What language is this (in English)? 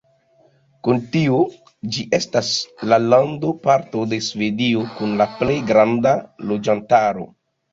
Esperanto